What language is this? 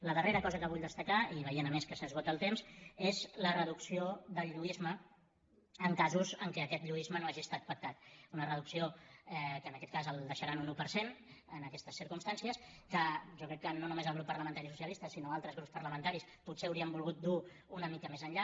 Catalan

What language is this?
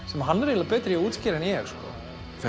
Icelandic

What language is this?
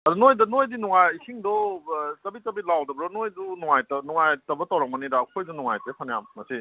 Manipuri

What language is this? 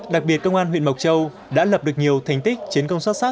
Vietnamese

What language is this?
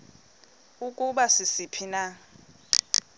Xhosa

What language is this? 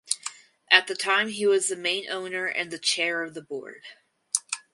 English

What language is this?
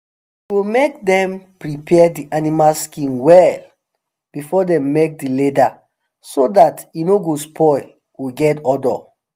Nigerian Pidgin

